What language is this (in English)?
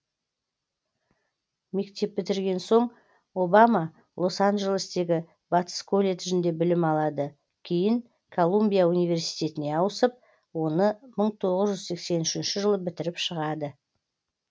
Kazakh